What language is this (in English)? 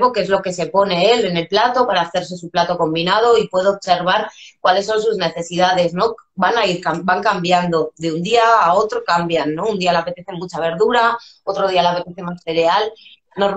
Spanish